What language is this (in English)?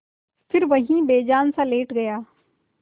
Hindi